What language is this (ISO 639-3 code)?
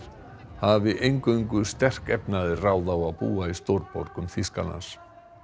isl